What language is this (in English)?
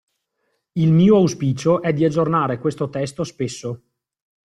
Italian